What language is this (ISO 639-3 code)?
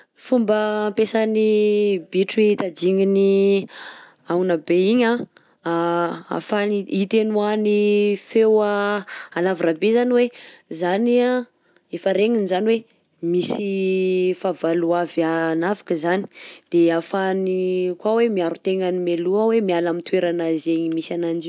bzc